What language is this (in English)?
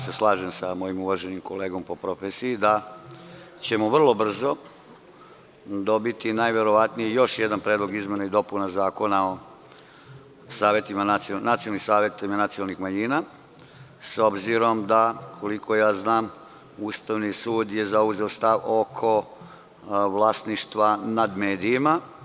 Serbian